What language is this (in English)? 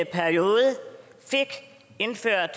Danish